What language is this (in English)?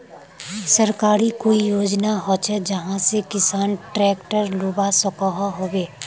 Magahi